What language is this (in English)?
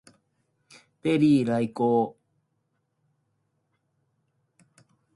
Japanese